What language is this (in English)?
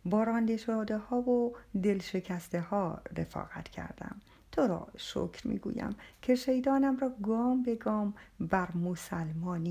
Persian